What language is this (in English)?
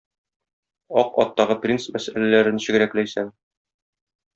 Tatar